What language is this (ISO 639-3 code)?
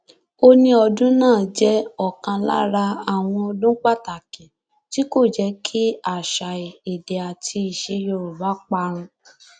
yor